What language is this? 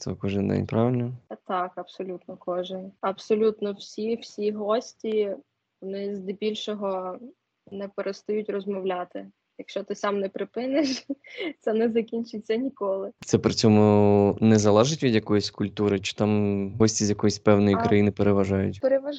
Ukrainian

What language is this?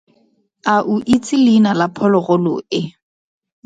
Tswana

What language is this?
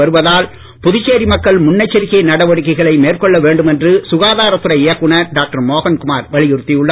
Tamil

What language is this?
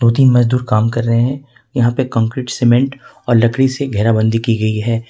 Hindi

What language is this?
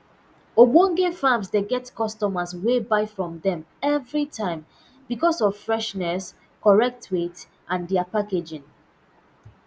Nigerian Pidgin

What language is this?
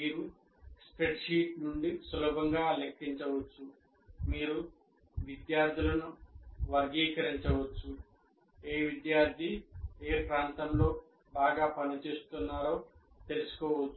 Telugu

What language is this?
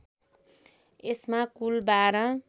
Nepali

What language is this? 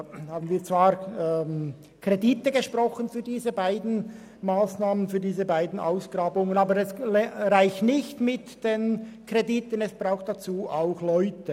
Swiss German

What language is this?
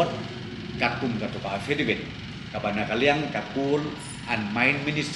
Indonesian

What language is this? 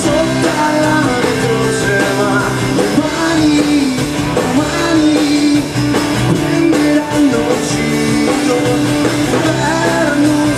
Greek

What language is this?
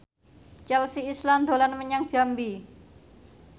Javanese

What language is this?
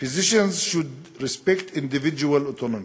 Hebrew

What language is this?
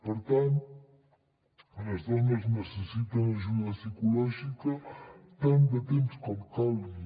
Catalan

